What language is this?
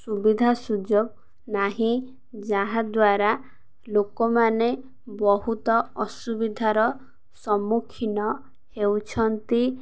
Odia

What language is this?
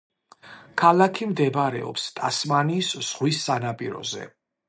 Georgian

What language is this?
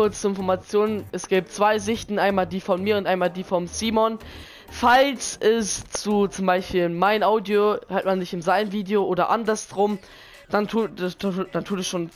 German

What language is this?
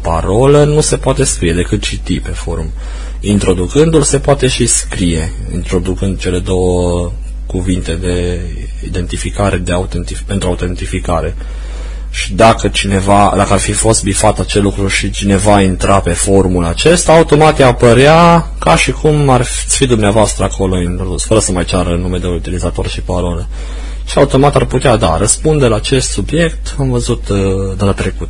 Romanian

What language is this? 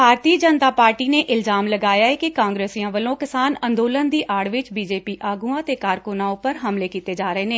Punjabi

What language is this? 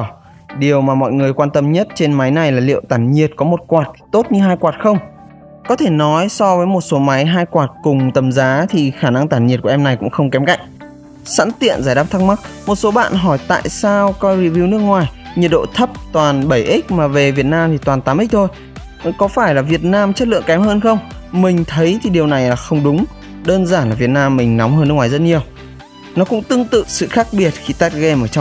Vietnamese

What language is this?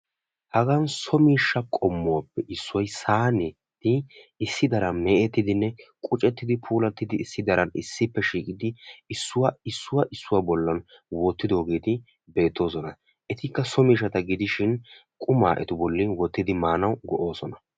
Wolaytta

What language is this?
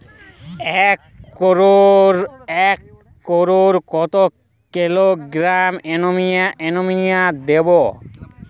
Bangla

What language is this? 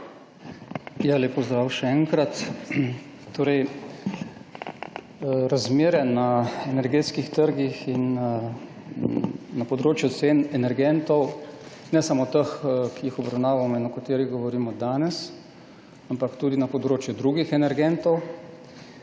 Slovenian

